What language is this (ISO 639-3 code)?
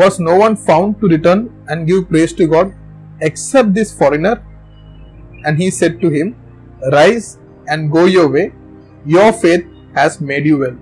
tam